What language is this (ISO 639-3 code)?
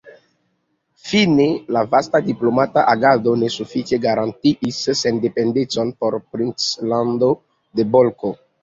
epo